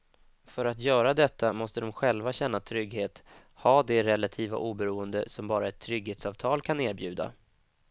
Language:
Swedish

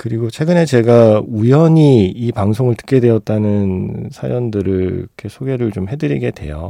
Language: Korean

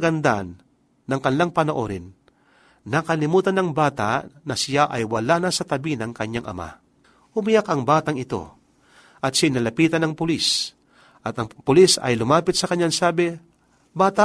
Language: Filipino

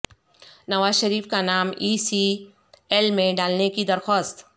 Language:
Urdu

